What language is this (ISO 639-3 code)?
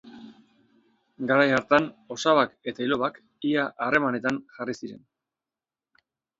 eus